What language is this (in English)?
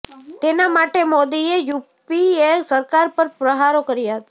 Gujarati